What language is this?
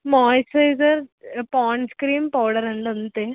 Telugu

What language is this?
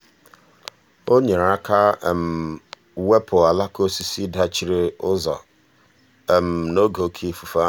Igbo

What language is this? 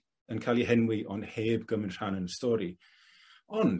Welsh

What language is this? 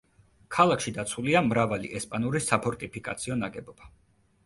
Georgian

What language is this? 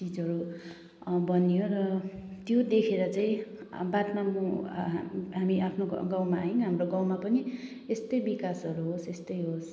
Nepali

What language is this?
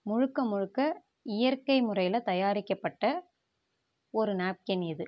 Tamil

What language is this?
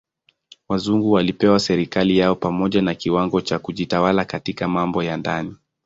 Swahili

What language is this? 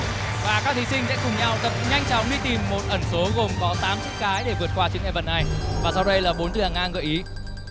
Vietnamese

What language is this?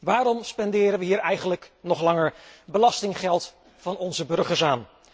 Dutch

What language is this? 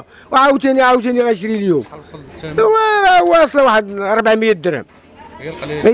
Arabic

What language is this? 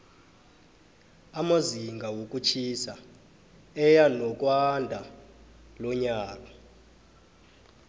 South Ndebele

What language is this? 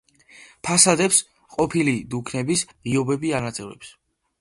Georgian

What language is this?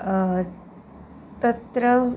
Sanskrit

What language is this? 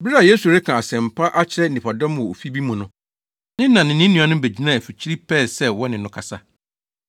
Akan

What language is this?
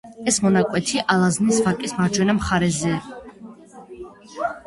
Georgian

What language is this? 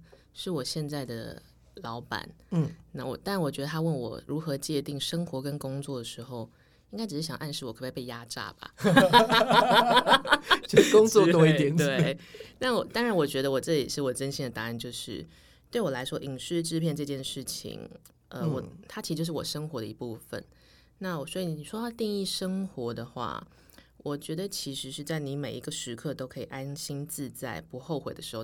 Chinese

